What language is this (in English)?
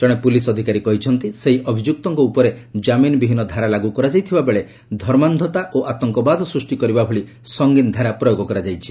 Odia